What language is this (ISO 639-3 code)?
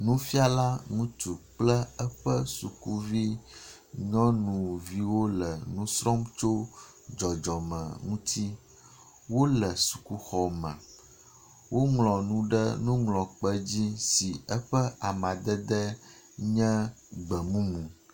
ewe